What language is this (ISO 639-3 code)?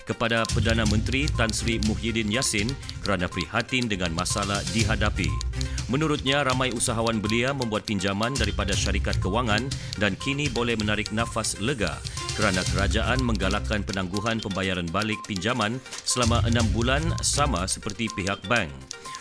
msa